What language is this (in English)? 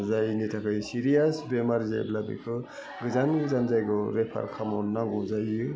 Bodo